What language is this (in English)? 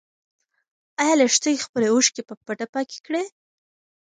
Pashto